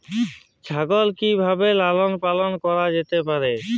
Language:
Bangla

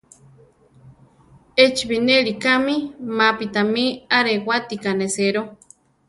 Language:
Central Tarahumara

